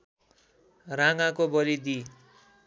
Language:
Nepali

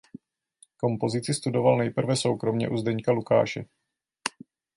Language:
Czech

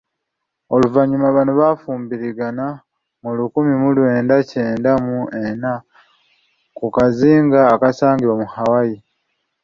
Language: Ganda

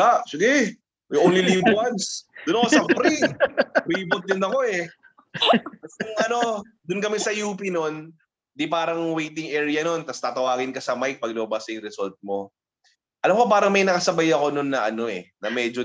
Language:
Filipino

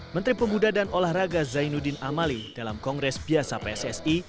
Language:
Indonesian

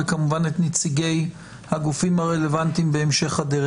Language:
Hebrew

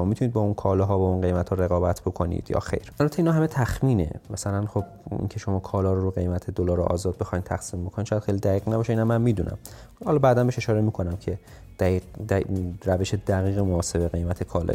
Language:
Persian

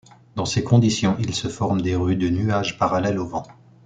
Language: French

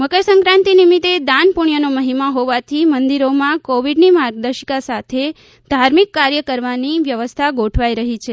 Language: Gujarati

